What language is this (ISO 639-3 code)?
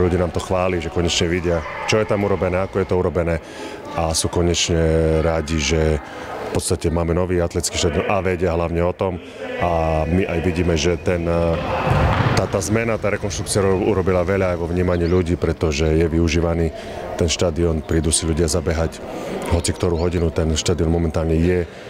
slk